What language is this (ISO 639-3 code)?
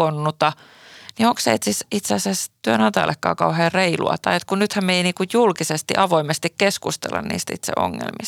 fin